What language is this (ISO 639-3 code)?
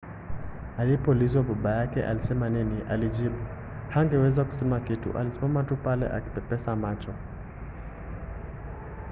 swa